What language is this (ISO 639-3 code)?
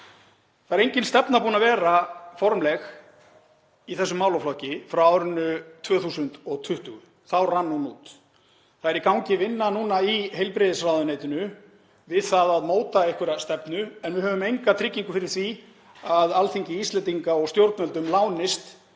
isl